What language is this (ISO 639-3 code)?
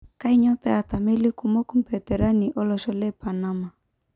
mas